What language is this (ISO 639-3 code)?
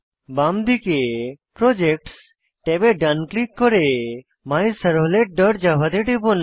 ben